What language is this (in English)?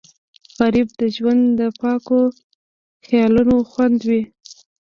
Pashto